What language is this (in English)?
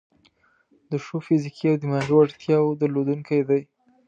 Pashto